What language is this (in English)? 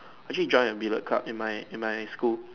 English